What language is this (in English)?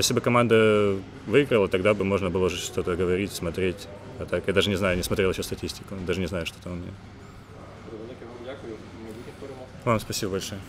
Russian